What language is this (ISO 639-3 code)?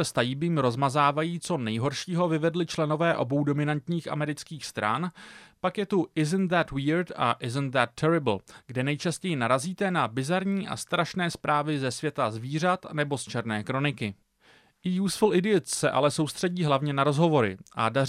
ces